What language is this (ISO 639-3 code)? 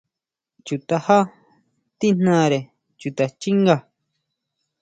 mau